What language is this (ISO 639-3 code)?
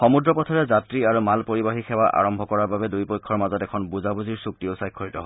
asm